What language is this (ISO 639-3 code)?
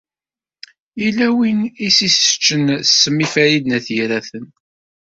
kab